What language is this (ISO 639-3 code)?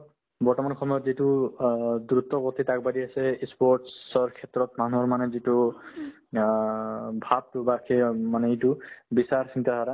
asm